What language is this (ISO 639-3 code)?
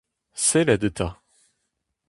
bre